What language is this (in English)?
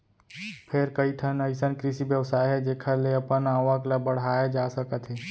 Chhattisgarhi